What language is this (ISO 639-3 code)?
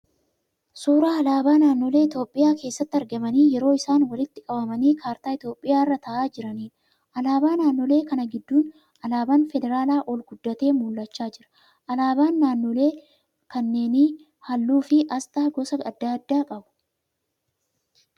orm